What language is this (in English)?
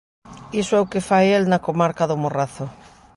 Galician